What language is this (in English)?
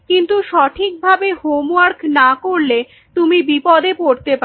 Bangla